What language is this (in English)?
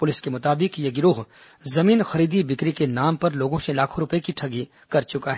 Hindi